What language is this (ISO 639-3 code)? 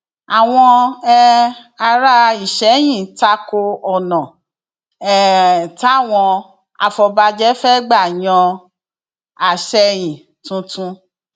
yor